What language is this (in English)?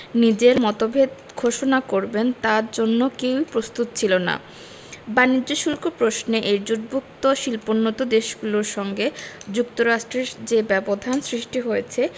Bangla